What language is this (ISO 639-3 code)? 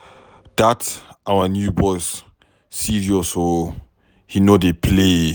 pcm